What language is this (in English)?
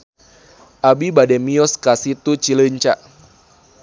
Sundanese